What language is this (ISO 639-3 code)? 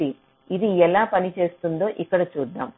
tel